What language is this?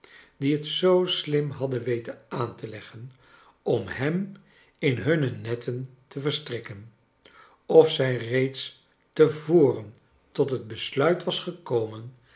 Dutch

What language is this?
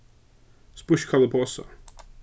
Faroese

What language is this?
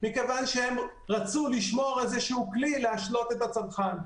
Hebrew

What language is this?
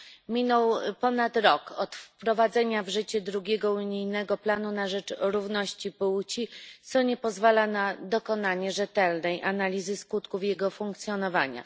Polish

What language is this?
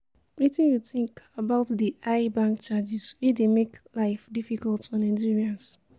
Nigerian Pidgin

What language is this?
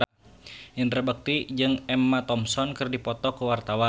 Sundanese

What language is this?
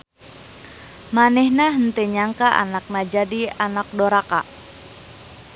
Sundanese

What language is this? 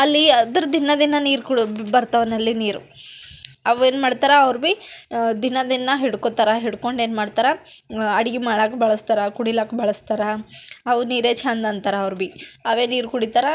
Kannada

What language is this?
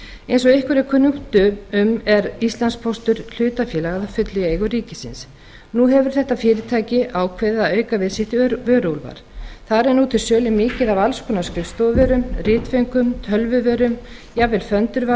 Icelandic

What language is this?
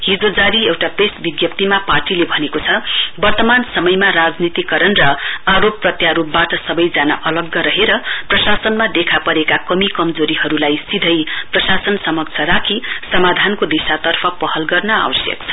Nepali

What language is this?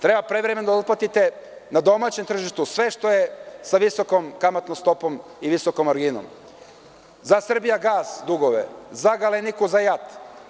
Serbian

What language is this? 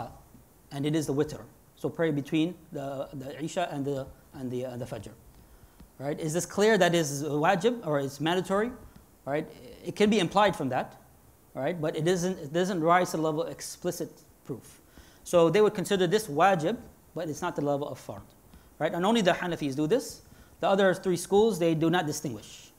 English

